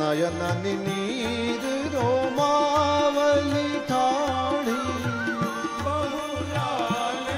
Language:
Hindi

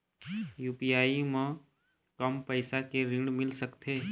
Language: Chhattisgarhi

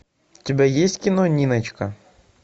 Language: Russian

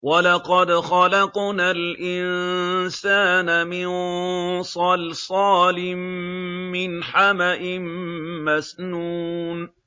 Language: Arabic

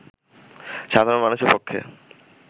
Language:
Bangla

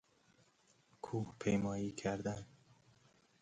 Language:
Persian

